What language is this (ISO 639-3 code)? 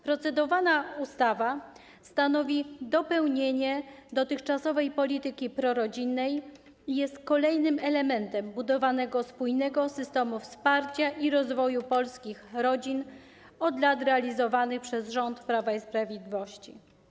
pol